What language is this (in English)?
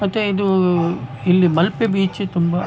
Kannada